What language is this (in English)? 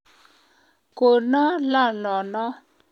Kalenjin